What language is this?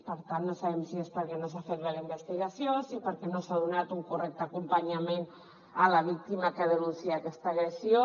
Catalan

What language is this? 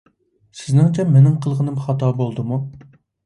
Uyghur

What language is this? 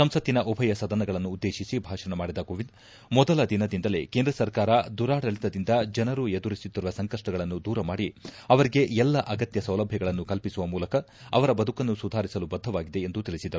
Kannada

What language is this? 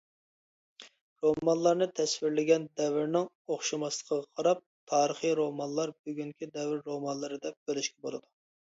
Uyghur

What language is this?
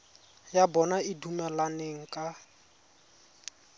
Tswana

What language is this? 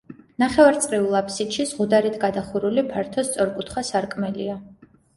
Georgian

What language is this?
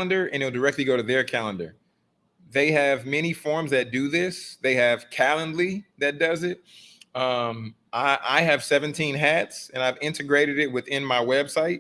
English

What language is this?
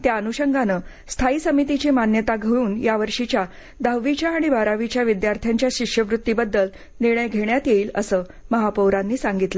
Marathi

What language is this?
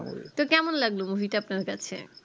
Bangla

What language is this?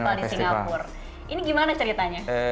Indonesian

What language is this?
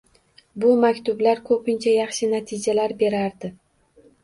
Uzbek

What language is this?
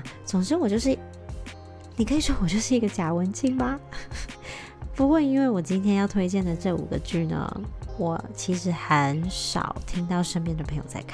Chinese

